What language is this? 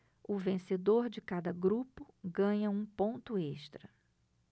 Portuguese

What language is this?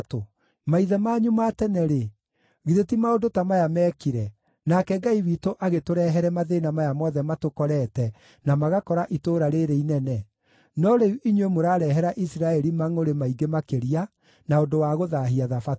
Kikuyu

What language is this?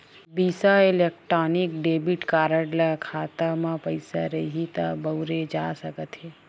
Chhattisgarhi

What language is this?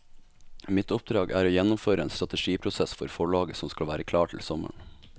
Norwegian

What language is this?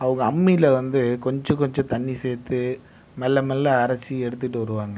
Tamil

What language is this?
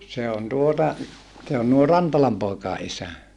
Finnish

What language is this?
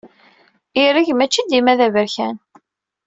Kabyle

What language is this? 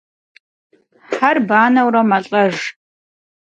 Kabardian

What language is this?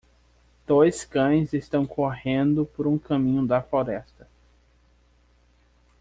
Portuguese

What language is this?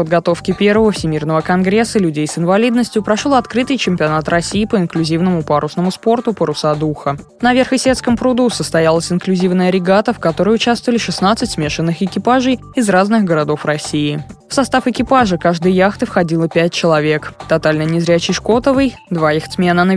Russian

